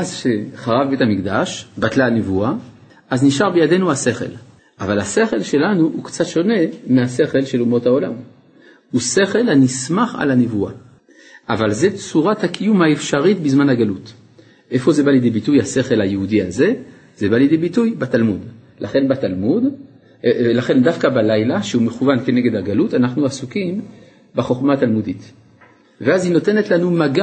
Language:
Hebrew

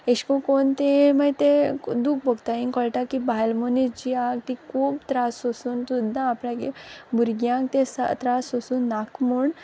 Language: Konkani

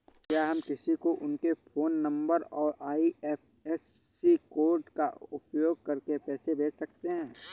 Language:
Hindi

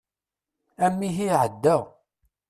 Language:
Kabyle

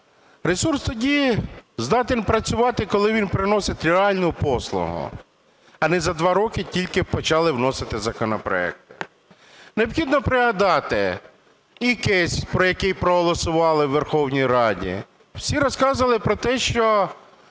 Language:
Ukrainian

